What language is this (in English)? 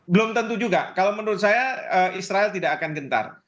Indonesian